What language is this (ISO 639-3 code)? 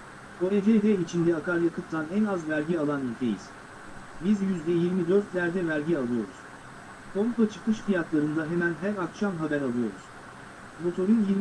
tur